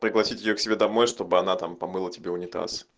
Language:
Russian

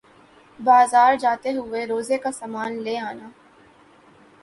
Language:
Urdu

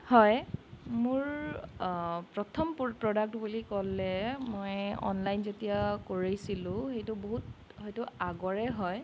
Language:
Assamese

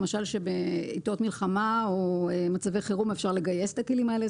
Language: Hebrew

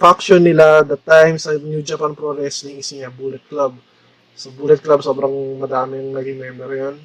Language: Filipino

